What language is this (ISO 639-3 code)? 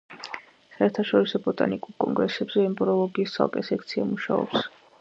kat